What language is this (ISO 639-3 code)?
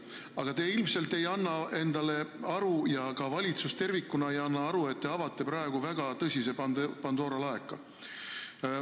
est